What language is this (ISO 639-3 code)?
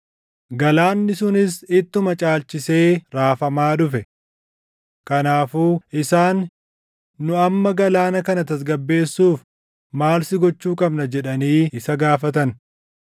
orm